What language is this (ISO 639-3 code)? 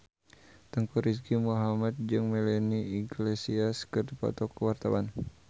sun